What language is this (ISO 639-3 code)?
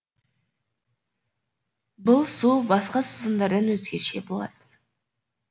kaz